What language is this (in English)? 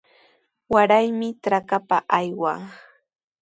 Sihuas Ancash Quechua